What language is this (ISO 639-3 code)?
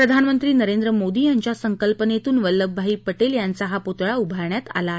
mar